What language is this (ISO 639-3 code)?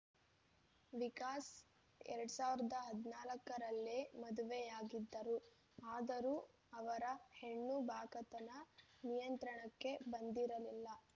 kan